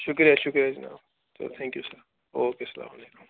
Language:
Kashmiri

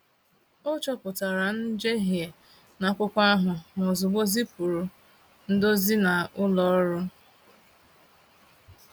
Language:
Igbo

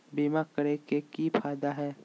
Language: Magahi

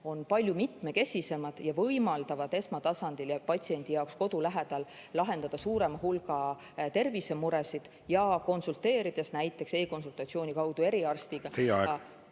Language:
Estonian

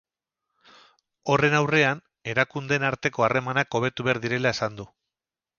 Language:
Basque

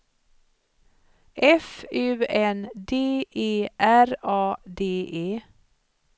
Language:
Swedish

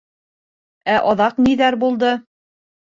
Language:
Bashkir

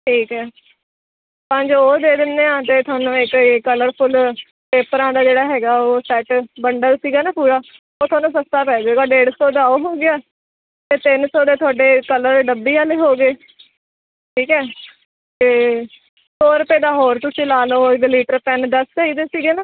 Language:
Punjabi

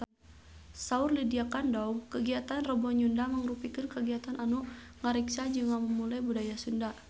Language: Sundanese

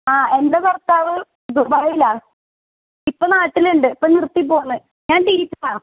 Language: Malayalam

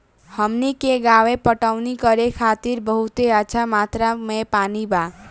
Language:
Bhojpuri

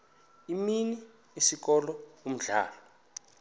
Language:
Xhosa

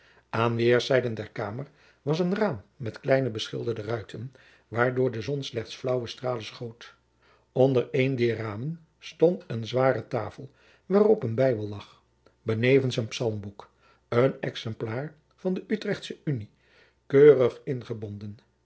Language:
Dutch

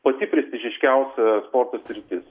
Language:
Lithuanian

